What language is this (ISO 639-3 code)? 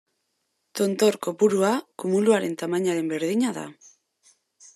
eus